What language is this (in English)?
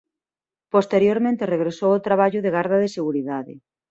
Galician